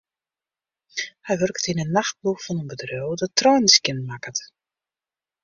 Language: Western Frisian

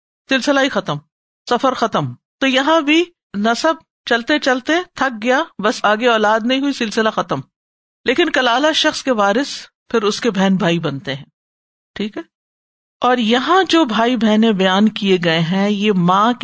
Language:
Urdu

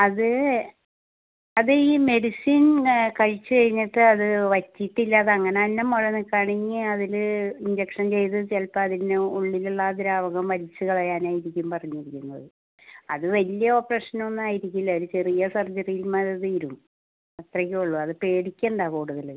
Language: Malayalam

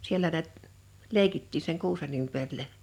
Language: Finnish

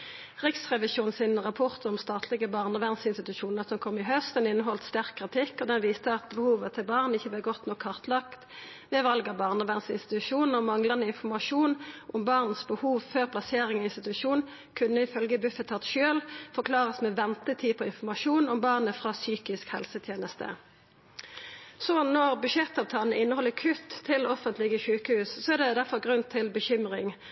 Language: Norwegian Nynorsk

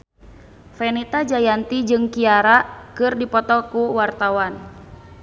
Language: Sundanese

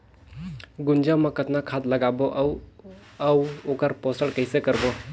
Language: Chhattisgarhi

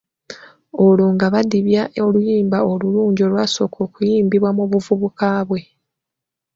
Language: Ganda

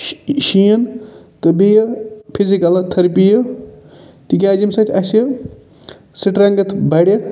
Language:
Kashmiri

